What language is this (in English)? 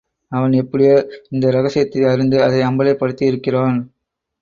Tamil